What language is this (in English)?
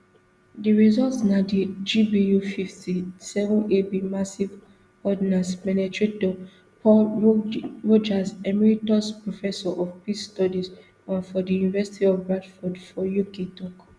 Nigerian Pidgin